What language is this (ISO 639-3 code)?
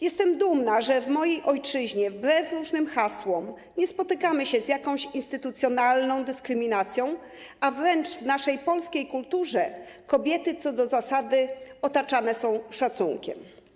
pol